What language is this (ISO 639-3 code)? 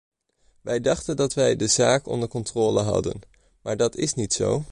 nld